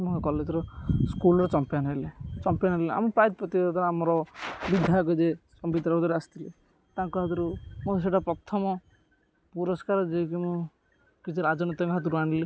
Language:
Odia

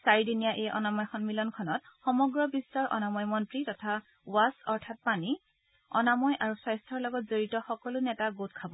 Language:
Assamese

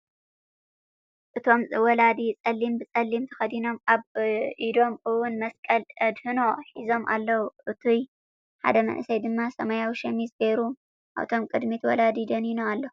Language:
Tigrinya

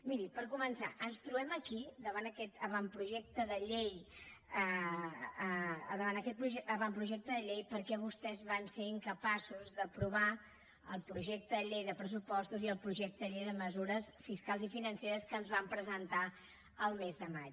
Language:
Catalan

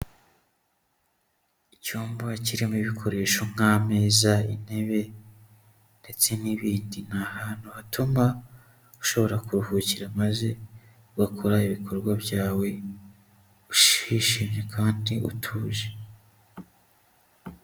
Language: Kinyarwanda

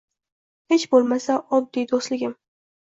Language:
Uzbek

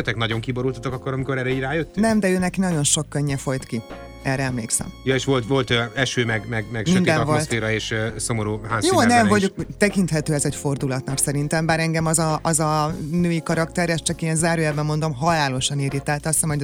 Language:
Hungarian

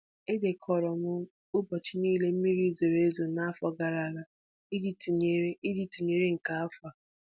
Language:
Igbo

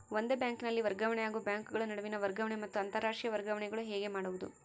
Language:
Kannada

